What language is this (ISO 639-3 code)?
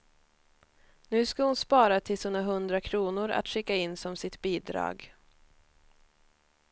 swe